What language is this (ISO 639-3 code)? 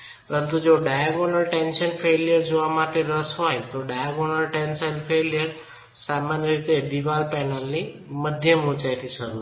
guj